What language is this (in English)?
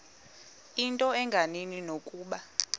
Xhosa